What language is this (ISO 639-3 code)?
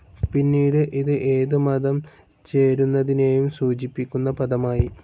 mal